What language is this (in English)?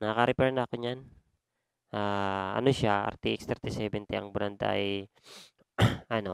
Filipino